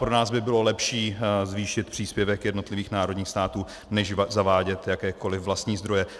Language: Czech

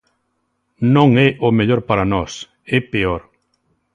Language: Galician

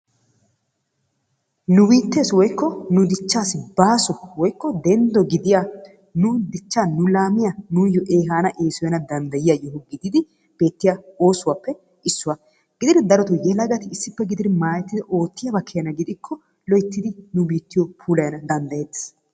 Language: Wolaytta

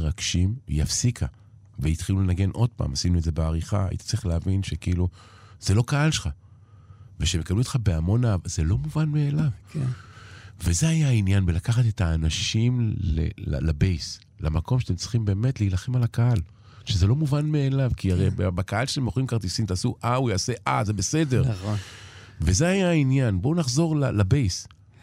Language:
Hebrew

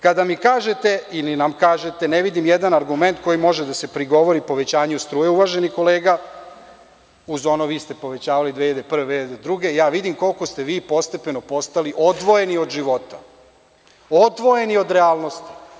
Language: Serbian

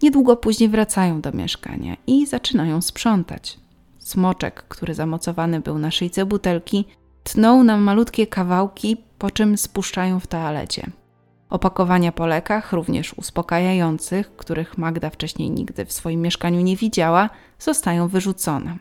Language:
Polish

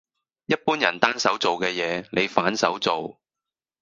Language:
Cantonese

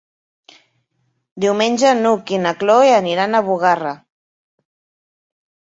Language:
Catalan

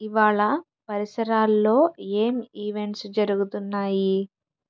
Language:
Telugu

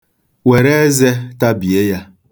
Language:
Igbo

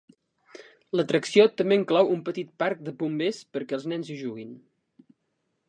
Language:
Catalan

